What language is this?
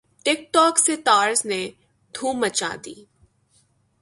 Urdu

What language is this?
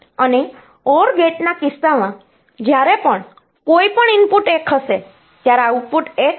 Gujarati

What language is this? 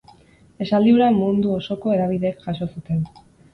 Basque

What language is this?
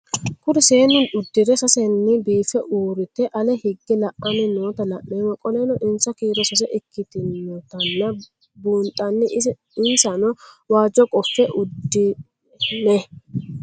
Sidamo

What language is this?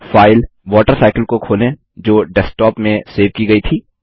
Hindi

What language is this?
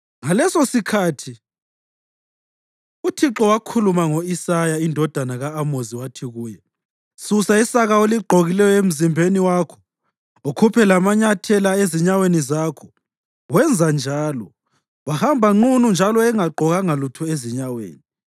North Ndebele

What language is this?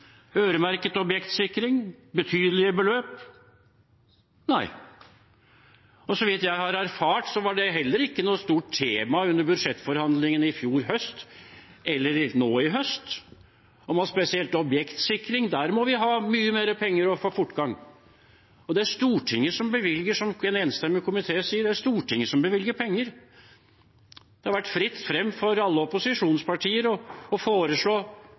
Norwegian Bokmål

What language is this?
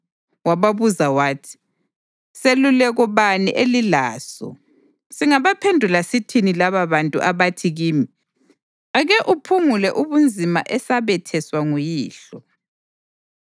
North Ndebele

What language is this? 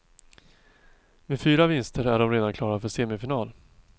Swedish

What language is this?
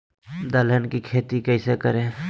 Magahi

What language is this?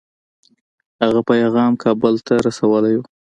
Pashto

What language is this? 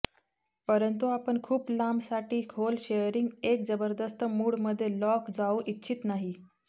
Marathi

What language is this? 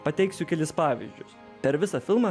Lithuanian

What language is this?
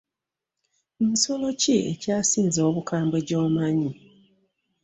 Ganda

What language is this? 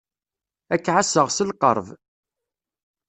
Kabyle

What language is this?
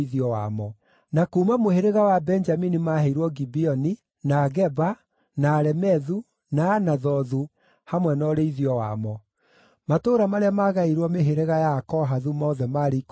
Kikuyu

